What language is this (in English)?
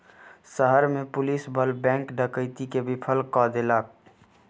Maithili